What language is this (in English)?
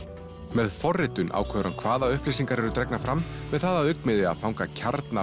Icelandic